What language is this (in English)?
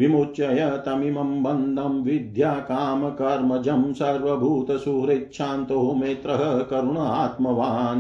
Hindi